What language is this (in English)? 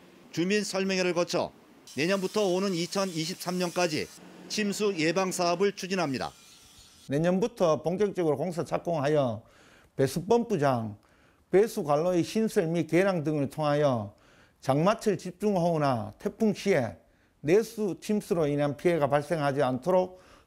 Korean